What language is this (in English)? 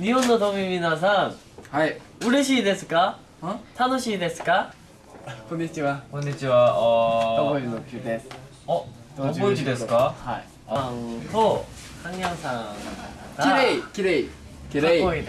Korean